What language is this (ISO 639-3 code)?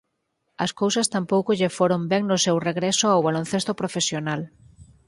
glg